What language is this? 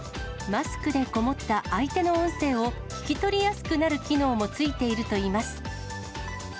Japanese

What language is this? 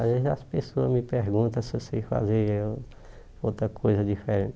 Portuguese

